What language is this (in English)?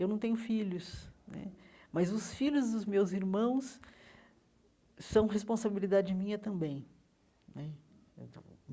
Portuguese